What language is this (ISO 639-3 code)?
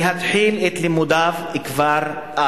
heb